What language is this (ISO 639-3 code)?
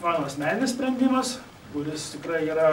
lit